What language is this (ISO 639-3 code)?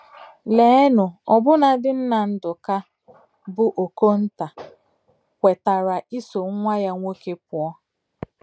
ibo